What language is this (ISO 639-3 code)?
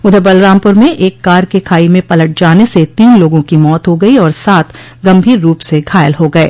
hin